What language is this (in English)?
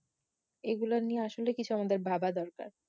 Bangla